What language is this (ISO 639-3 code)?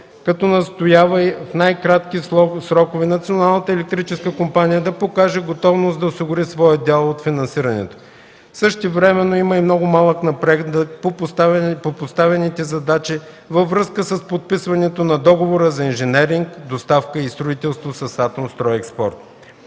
bul